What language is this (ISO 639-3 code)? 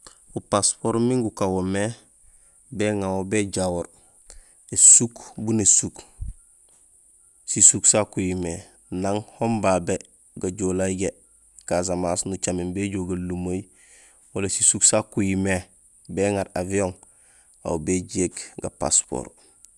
gsl